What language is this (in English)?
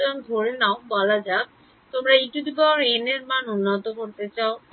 Bangla